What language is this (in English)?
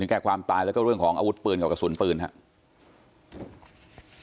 Thai